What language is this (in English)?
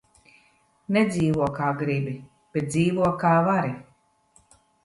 Latvian